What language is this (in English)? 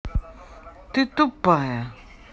Russian